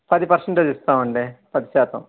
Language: Telugu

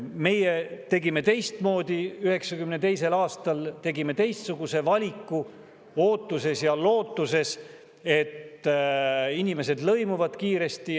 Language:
Estonian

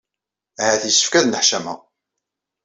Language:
Kabyle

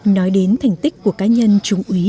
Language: Vietnamese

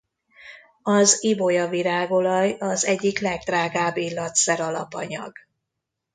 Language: Hungarian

